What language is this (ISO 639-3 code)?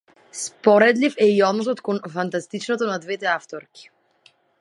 mkd